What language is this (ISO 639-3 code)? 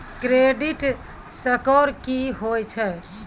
mai